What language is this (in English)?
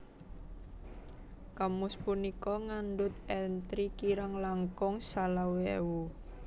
Javanese